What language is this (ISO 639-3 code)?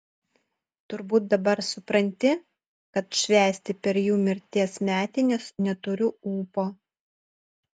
lit